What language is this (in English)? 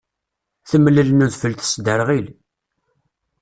Kabyle